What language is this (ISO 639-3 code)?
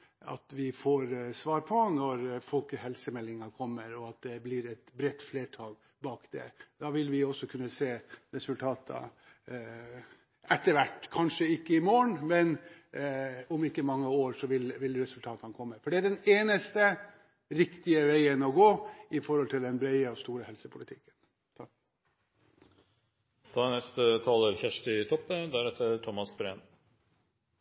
nor